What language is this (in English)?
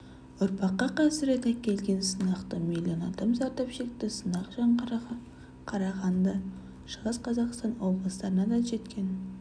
Kazakh